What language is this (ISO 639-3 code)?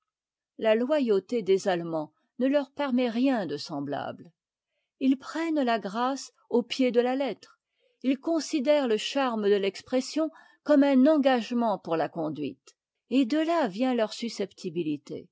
fra